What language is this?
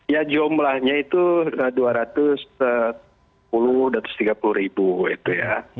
Indonesian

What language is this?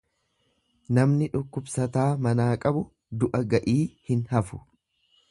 Oromo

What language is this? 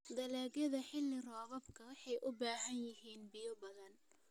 Somali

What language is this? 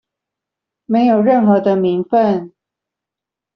Chinese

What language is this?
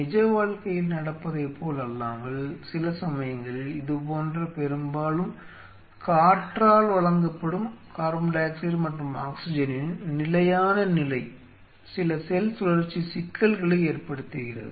Tamil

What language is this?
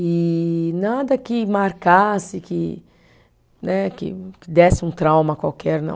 Portuguese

